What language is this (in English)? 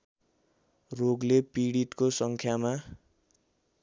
Nepali